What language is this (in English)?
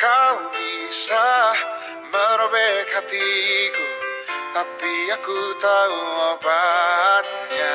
Indonesian